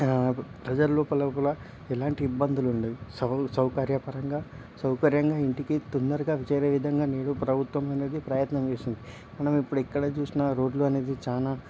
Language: Telugu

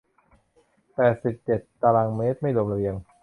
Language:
Thai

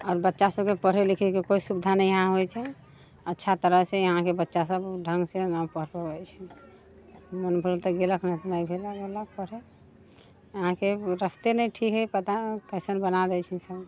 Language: Maithili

